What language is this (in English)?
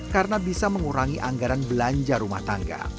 Indonesian